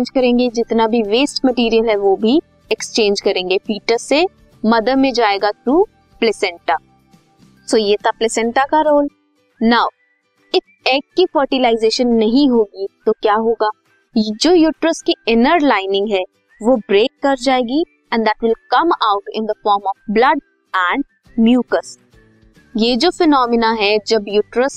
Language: Hindi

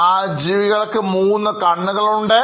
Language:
Malayalam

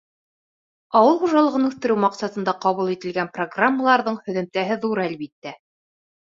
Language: Bashkir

